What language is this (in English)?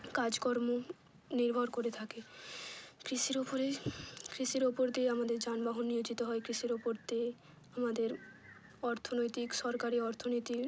Bangla